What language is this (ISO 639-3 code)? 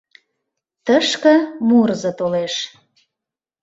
chm